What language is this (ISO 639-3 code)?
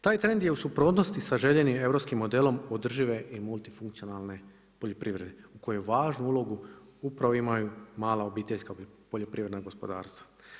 hrv